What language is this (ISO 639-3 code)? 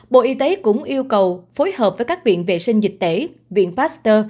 vie